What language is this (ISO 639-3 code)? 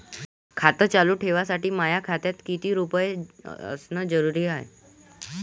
mar